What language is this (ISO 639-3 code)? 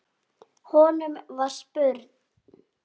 isl